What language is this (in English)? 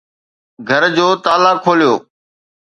Sindhi